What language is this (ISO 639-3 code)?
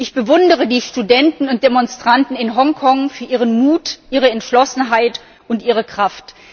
deu